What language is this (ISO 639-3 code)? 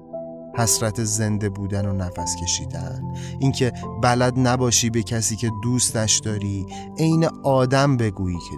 fas